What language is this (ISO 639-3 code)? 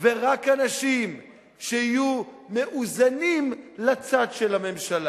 heb